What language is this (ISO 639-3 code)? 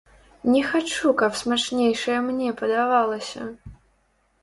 bel